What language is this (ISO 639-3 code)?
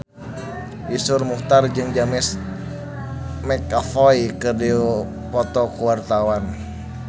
sun